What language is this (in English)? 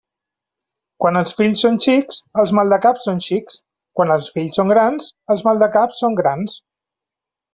Catalan